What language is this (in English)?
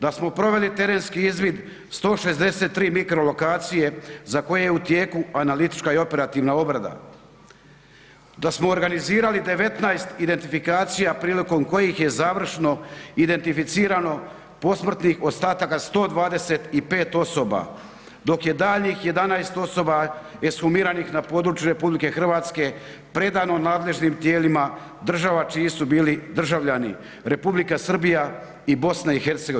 Croatian